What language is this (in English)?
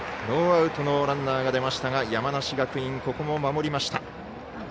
Japanese